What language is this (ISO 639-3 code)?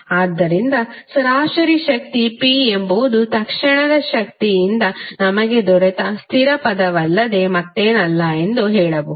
kan